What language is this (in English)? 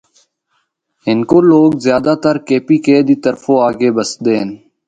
Northern Hindko